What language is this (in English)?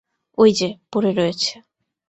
Bangla